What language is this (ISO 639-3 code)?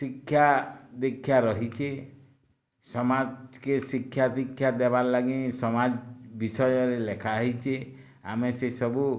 ori